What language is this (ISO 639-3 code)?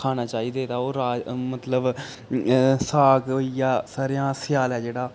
doi